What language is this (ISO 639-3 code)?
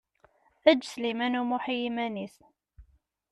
kab